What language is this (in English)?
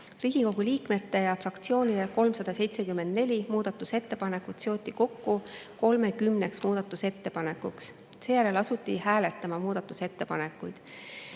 Estonian